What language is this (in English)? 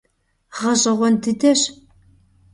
Kabardian